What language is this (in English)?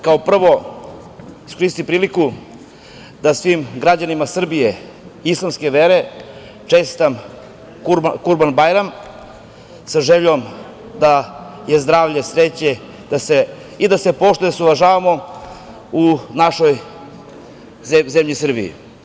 Serbian